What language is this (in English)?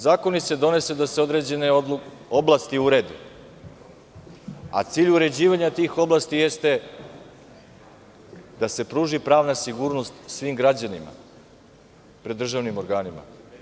Serbian